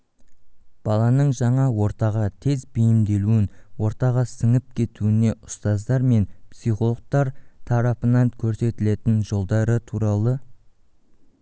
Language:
Kazakh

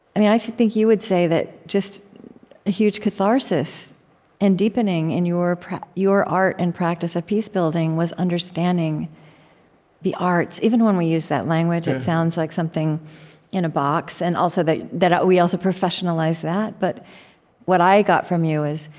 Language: English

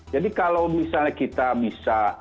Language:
Indonesian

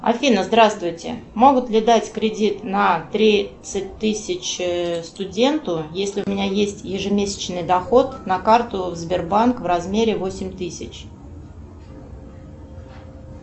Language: Russian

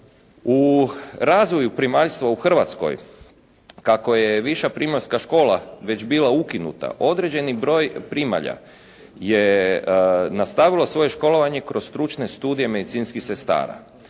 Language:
Croatian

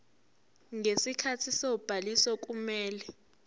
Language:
Zulu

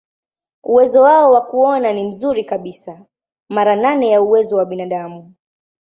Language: Swahili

